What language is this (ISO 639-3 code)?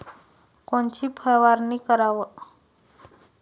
mar